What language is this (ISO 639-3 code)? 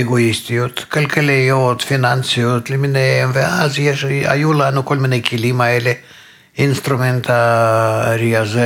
heb